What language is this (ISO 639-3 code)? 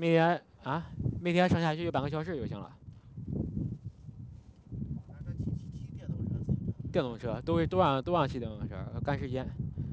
zho